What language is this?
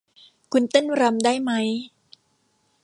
Thai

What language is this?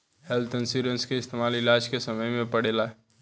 Bhojpuri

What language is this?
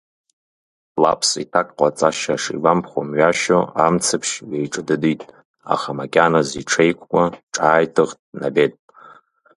Abkhazian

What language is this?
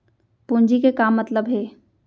Chhattisgarhi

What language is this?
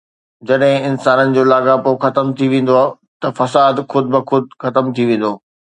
Sindhi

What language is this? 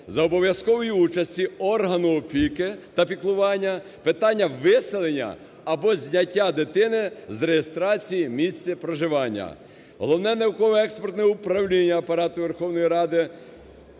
Ukrainian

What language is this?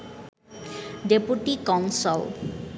Bangla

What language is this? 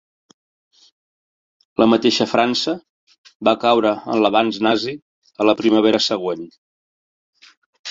Catalan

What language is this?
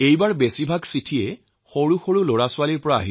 Assamese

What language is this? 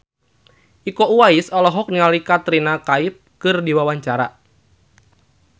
Sundanese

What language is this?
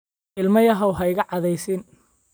Somali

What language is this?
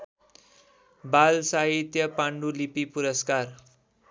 Nepali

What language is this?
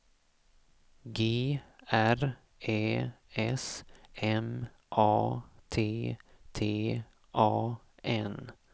Swedish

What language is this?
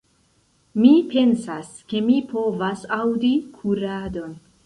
Esperanto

